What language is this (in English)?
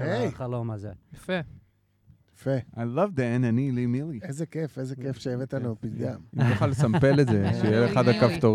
Hebrew